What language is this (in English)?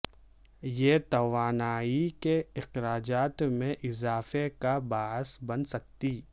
Urdu